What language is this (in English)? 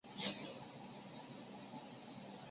Chinese